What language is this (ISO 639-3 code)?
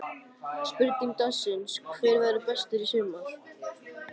isl